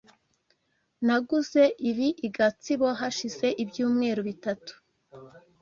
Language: Kinyarwanda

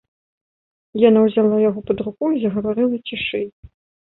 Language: Belarusian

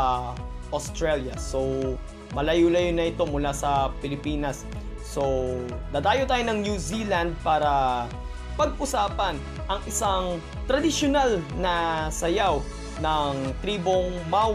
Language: Filipino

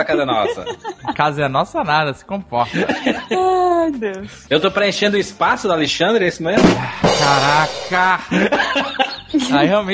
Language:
Portuguese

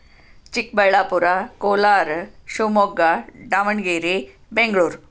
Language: Kannada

